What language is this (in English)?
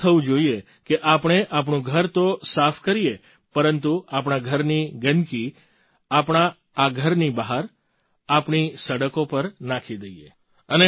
Gujarati